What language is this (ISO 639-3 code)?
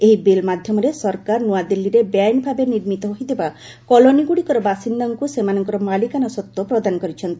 ori